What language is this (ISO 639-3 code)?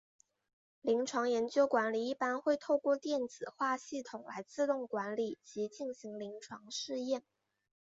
zho